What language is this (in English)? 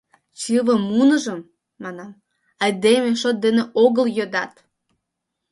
Mari